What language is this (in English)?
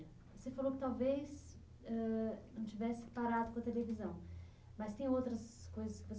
Portuguese